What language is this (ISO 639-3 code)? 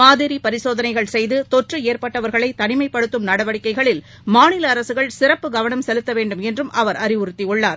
tam